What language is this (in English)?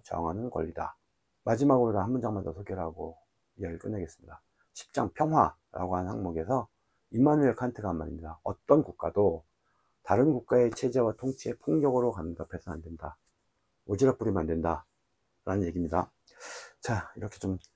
Korean